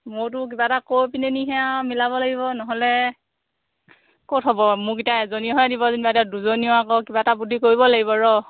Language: Assamese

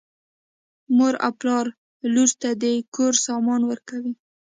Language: Pashto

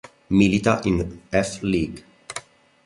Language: Italian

